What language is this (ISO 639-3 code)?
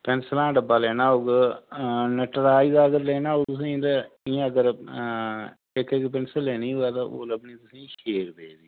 doi